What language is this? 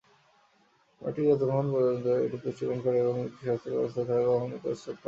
Bangla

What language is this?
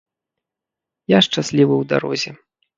Belarusian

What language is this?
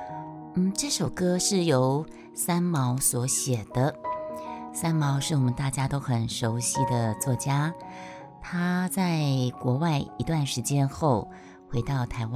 Chinese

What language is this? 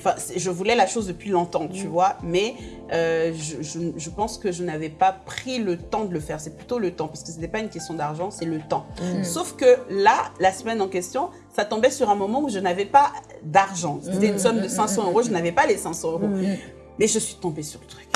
French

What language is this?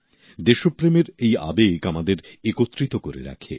Bangla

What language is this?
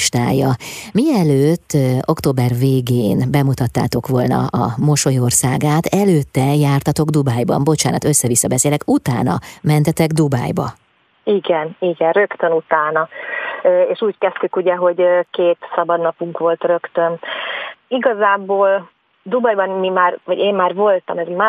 Hungarian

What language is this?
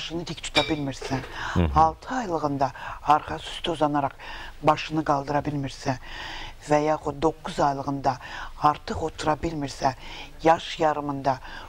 Turkish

